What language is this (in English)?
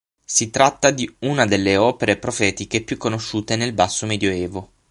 Italian